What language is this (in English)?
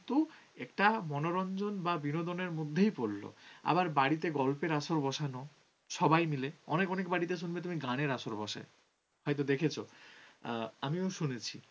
Bangla